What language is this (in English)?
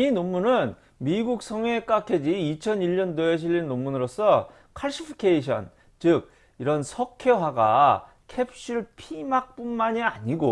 Korean